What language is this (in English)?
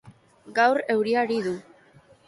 Basque